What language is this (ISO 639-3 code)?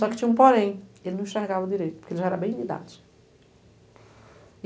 por